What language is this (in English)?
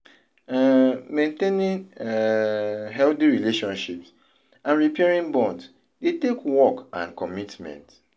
Nigerian Pidgin